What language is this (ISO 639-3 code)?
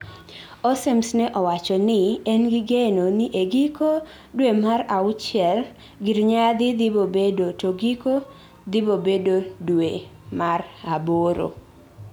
luo